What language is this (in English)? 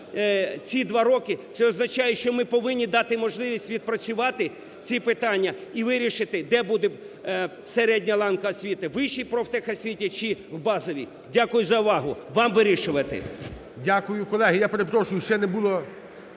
Ukrainian